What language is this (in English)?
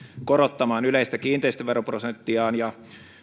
Finnish